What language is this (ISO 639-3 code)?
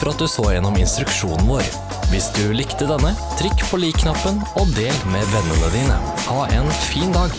nor